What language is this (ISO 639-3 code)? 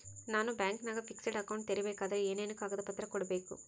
kan